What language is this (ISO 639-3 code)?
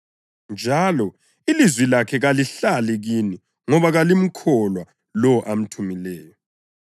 nde